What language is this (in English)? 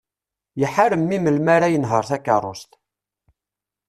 Kabyle